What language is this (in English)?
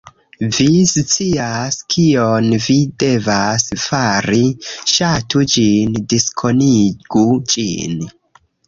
Esperanto